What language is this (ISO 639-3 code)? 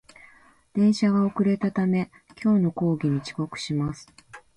jpn